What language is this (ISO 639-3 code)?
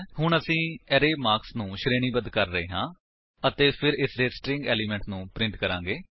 pan